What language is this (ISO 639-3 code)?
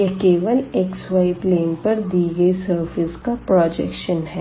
hin